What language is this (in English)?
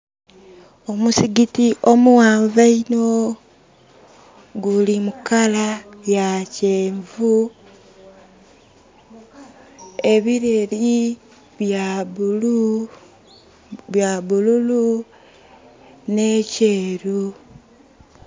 Soga